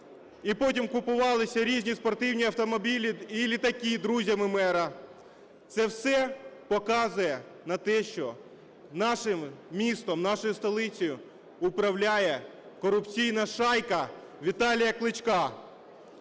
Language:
Ukrainian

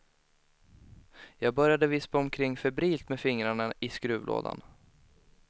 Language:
Swedish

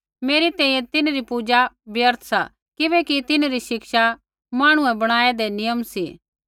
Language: Kullu Pahari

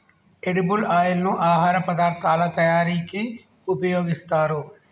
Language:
Telugu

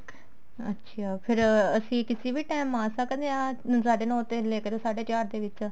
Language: Punjabi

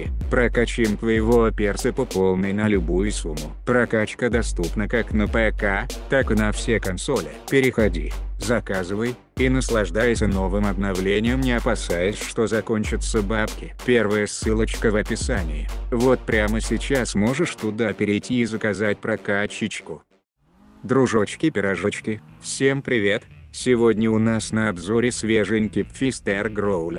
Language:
Russian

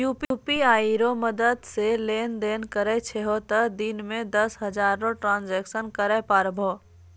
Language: Maithili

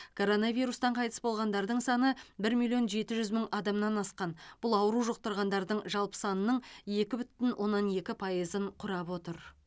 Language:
Kazakh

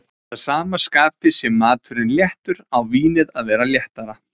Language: Icelandic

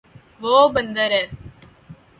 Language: Urdu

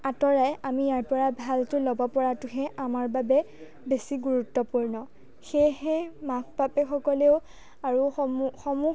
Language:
Assamese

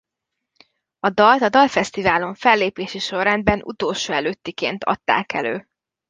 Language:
Hungarian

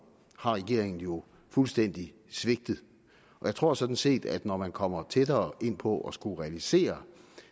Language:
Danish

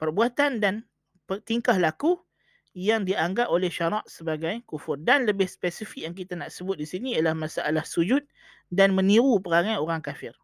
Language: Malay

